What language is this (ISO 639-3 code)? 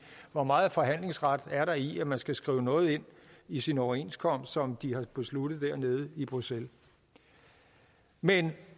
dan